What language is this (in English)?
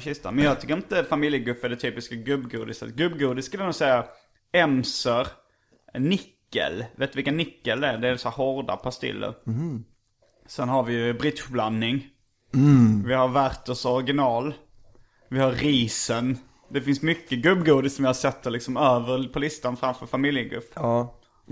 Swedish